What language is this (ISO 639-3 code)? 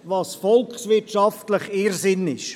gsw